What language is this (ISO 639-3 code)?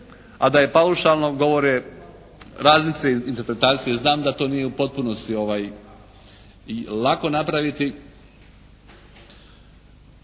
hrv